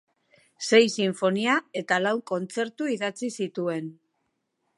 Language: Basque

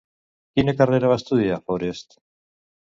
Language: Catalan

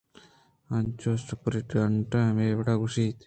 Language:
Eastern Balochi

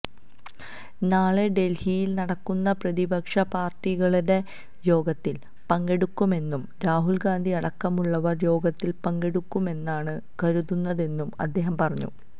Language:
Malayalam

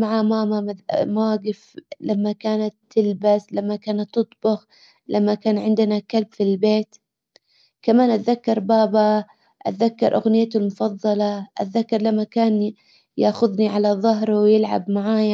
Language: Hijazi Arabic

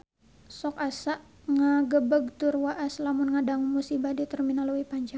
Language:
Sundanese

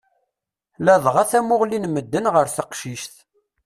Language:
Kabyle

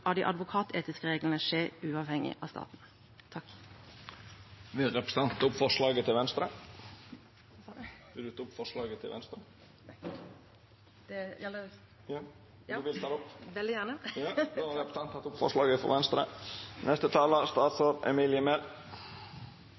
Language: Norwegian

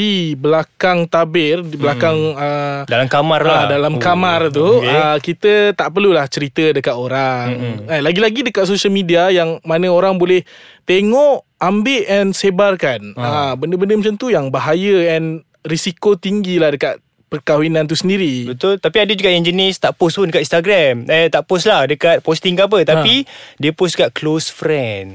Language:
Malay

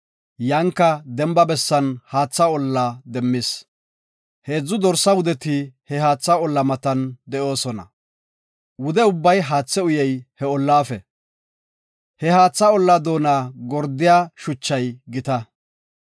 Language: Gofa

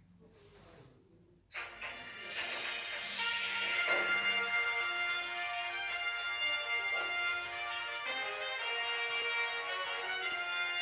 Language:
Korean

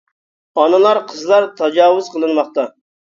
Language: Uyghur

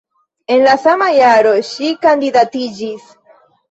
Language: Esperanto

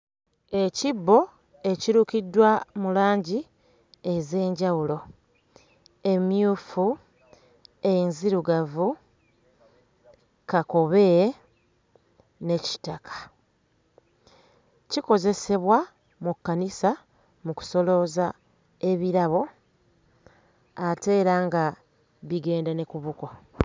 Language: Ganda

